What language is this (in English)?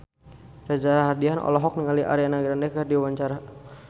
Sundanese